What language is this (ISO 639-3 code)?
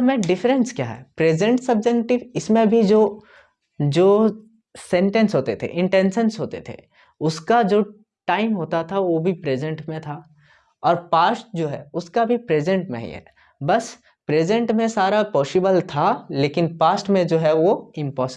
hin